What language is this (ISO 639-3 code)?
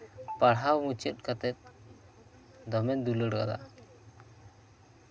sat